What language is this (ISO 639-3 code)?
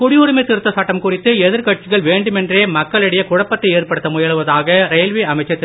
tam